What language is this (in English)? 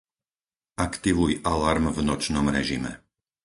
Slovak